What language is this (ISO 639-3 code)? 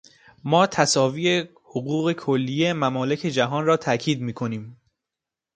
fas